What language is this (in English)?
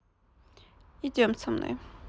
Russian